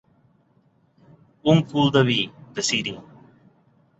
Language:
Catalan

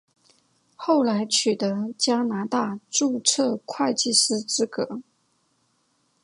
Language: Chinese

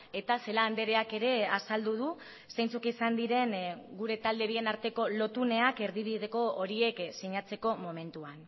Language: Basque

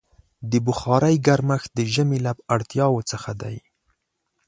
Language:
Pashto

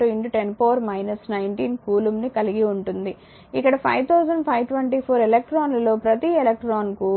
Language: Telugu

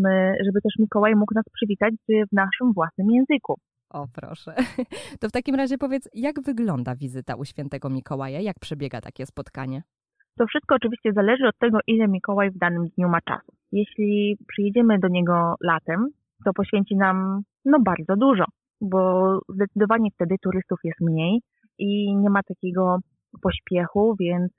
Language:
Polish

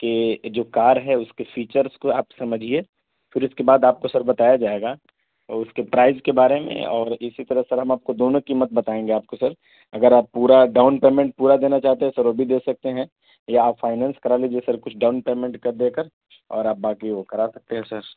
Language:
Urdu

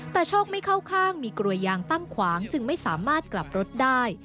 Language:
Thai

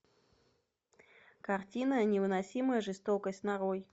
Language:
Russian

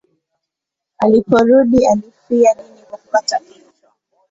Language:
Swahili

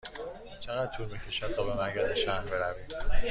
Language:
Persian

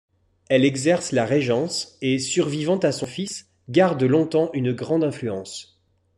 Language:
French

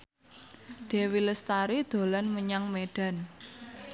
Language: Javanese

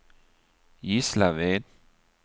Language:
Swedish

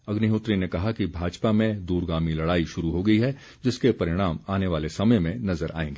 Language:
Hindi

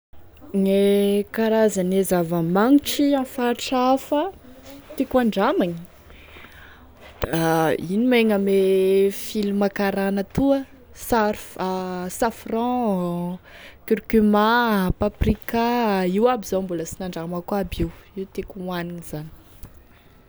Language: Tesaka Malagasy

